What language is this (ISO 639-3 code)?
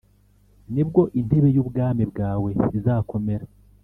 kin